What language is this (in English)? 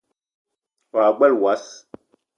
Eton (Cameroon)